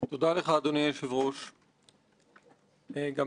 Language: Hebrew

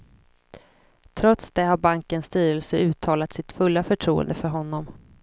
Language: Swedish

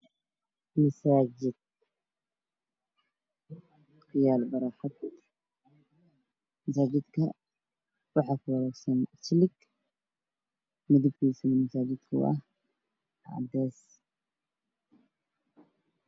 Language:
Somali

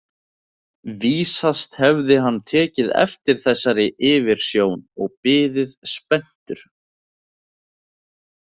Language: Icelandic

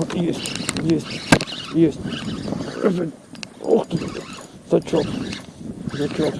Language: Russian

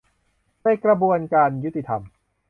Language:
Thai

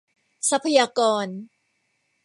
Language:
Thai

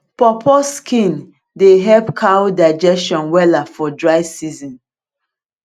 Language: Nigerian Pidgin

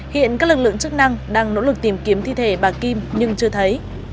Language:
Vietnamese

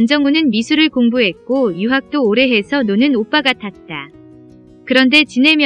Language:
Korean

